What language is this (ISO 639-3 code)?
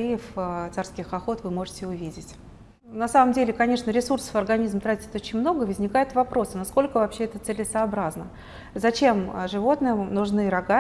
rus